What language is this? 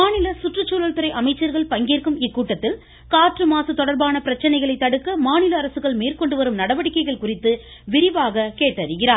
Tamil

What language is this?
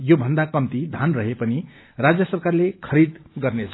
Nepali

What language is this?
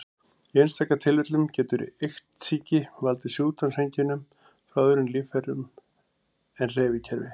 Icelandic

